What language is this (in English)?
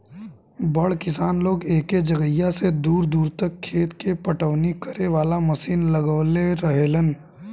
Bhojpuri